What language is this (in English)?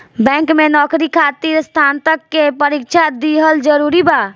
Bhojpuri